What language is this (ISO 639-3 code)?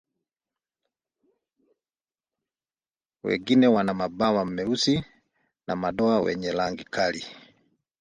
swa